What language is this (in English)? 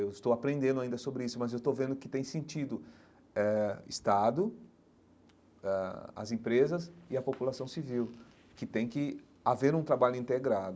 Portuguese